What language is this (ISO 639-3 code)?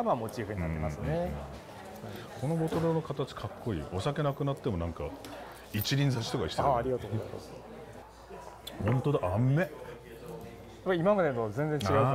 jpn